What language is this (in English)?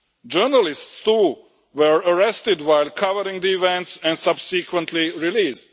English